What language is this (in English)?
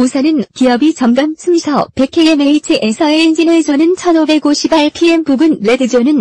Korean